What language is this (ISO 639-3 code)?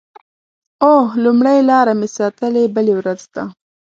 pus